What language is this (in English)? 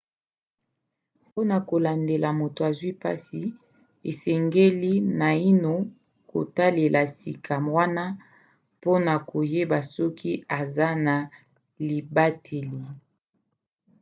Lingala